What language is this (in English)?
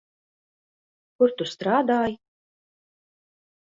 Latvian